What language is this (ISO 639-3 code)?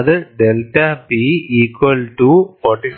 mal